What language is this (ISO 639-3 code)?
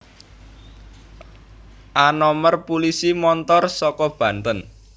jav